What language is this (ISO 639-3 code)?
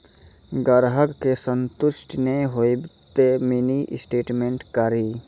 mai